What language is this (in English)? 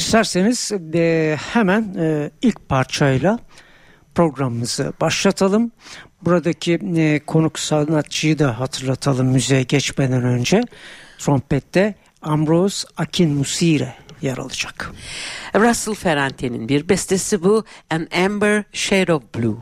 Turkish